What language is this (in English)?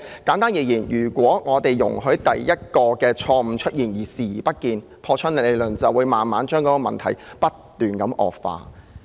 Cantonese